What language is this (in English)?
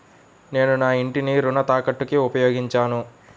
Telugu